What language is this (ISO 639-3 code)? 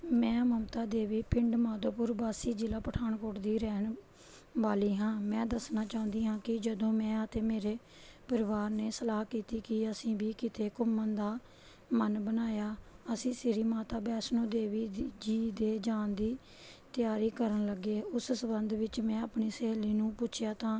pan